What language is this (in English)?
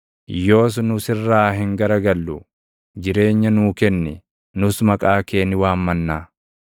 Oromo